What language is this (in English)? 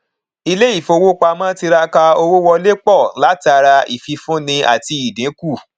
Yoruba